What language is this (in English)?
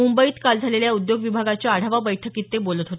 Marathi